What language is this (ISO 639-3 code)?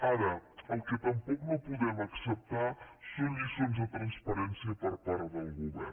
cat